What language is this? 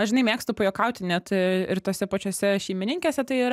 Lithuanian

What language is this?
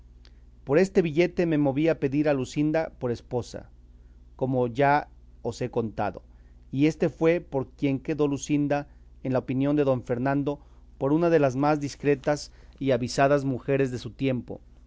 Spanish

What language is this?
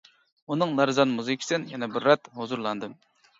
Uyghur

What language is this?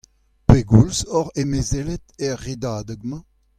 Breton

